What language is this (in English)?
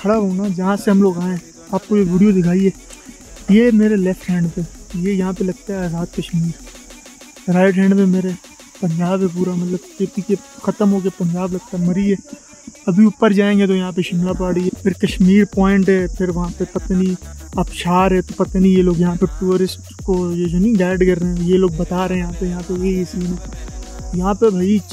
Hindi